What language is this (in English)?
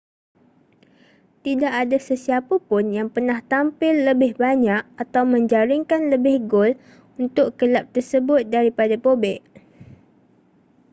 Malay